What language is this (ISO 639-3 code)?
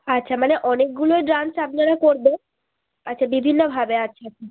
ben